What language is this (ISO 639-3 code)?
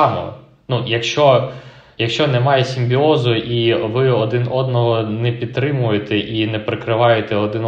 ukr